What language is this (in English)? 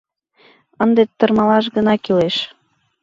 Mari